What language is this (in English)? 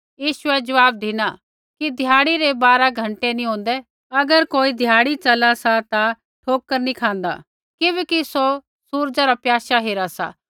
Kullu Pahari